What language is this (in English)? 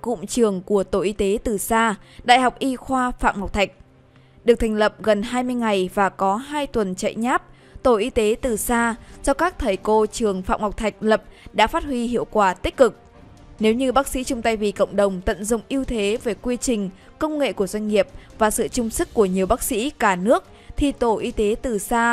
Vietnamese